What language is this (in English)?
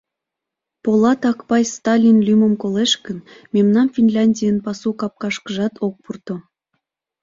Mari